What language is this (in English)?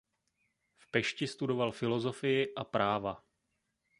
Czech